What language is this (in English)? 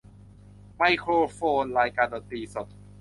Thai